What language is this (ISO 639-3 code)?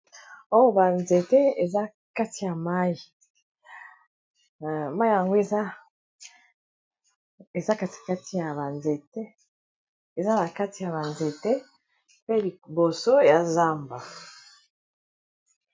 lin